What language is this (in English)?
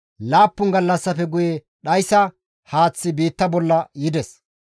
Gamo